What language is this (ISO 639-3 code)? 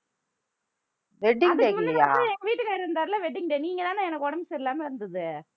tam